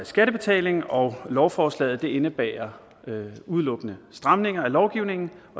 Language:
Danish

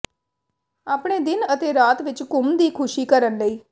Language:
Punjabi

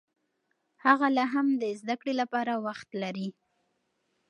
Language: Pashto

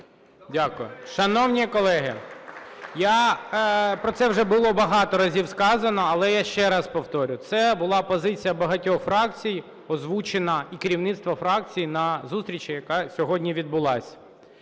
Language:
Ukrainian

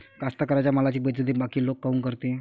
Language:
Marathi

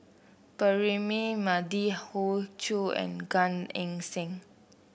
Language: English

